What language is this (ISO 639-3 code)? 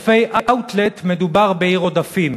heb